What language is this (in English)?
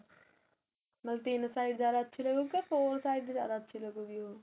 Punjabi